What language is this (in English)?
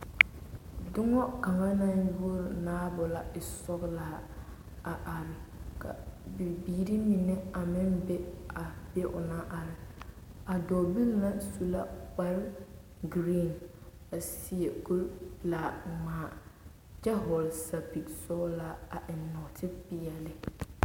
Southern Dagaare